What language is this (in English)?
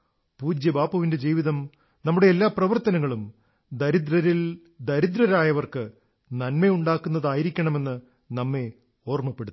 Malayalam